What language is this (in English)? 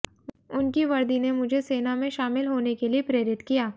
Hindi